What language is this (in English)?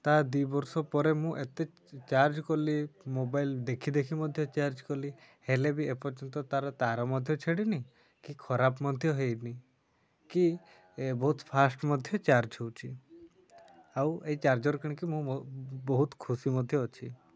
Odia